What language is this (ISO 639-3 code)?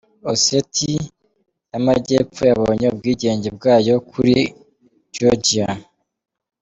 kin